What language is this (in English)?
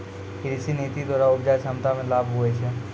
Maithili